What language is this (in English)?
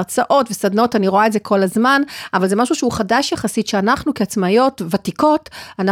Hebrew